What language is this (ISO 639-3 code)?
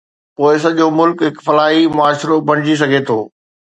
snd